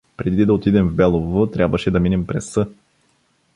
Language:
Bulgarian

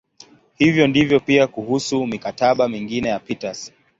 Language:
Swahili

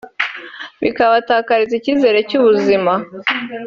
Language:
Kinyarwanda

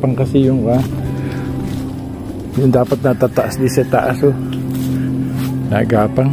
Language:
Filipino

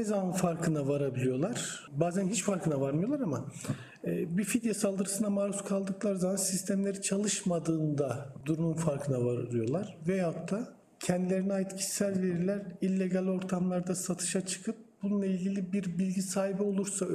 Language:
Turkish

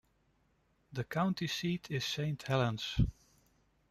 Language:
English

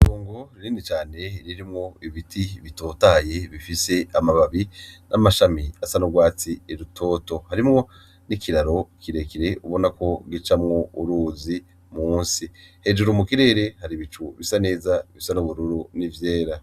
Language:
Rundi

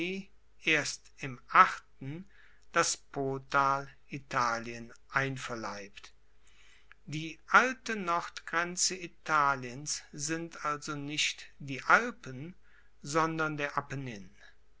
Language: German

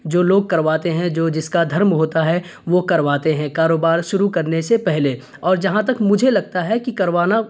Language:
Urdu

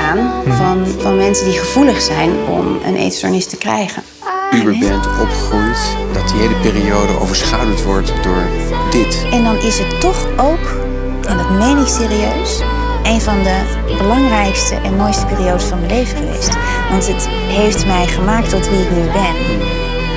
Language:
Dutch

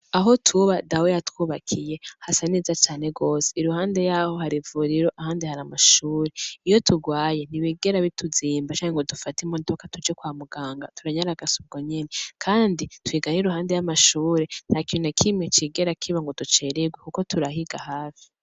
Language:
Rundi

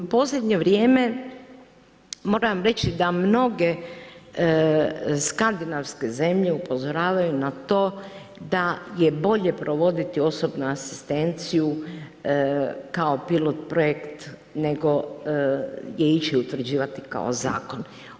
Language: Croatian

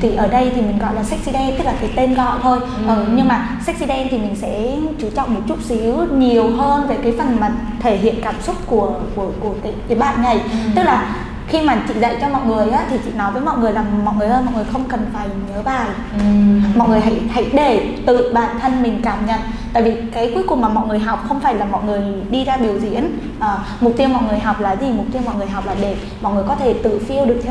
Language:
Vietnamese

